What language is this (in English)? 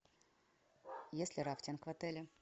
Russian